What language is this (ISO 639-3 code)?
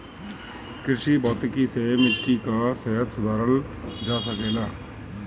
bho